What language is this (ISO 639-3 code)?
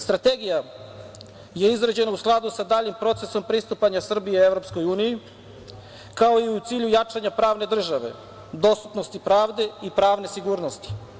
srp